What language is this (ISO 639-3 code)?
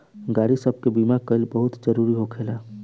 bho